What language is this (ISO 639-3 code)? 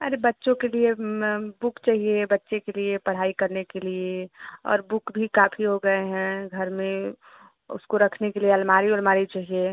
hin